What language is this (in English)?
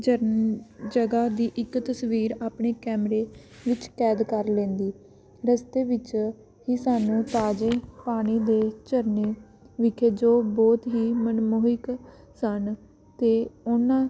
Punjabi